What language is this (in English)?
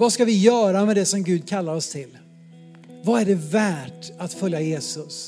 Swedish